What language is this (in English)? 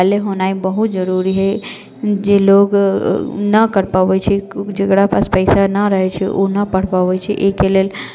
Maithili